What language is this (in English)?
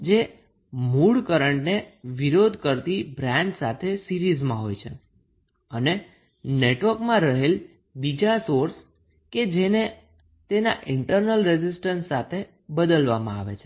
Gujarati